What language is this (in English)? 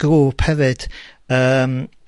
Welsh